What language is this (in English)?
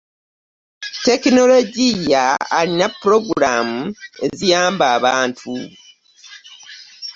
Ganda